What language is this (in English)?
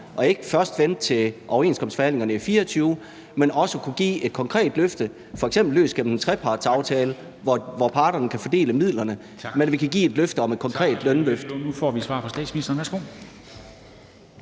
Danish